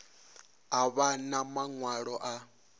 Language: Venda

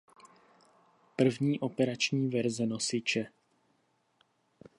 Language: Czech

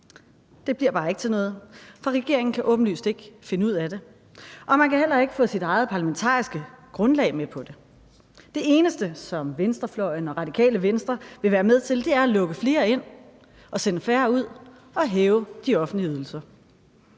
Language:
Danish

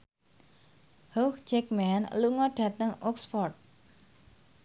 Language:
Javanese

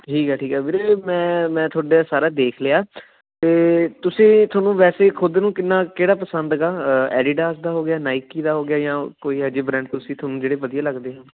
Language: Punjabi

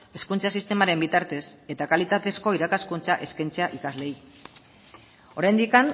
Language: Basque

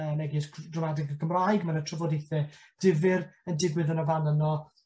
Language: Welsh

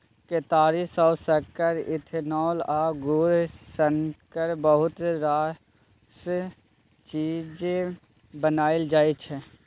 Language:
Maithili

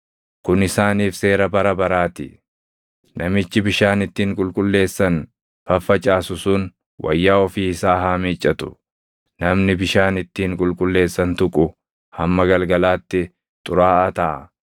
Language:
Oromo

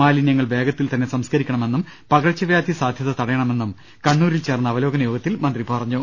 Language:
Malayalam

